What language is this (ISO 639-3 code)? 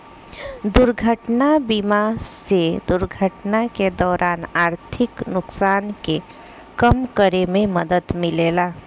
bho